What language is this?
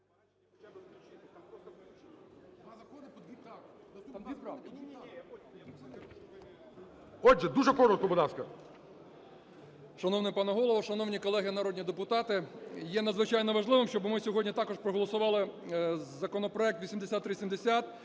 Ukrainian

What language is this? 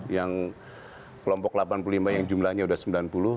Indonesian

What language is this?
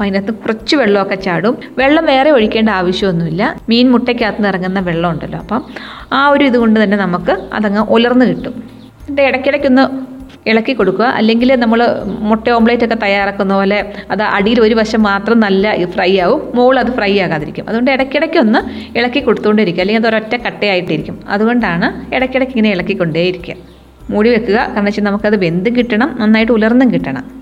Malayalam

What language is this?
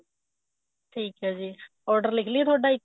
Punjabi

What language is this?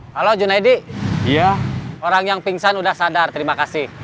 Indonesian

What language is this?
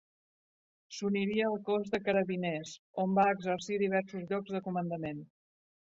Catalan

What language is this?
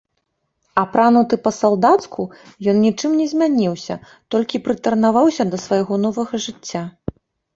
Belarusian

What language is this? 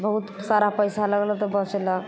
Maithili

